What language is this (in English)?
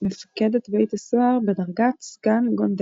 Hebrew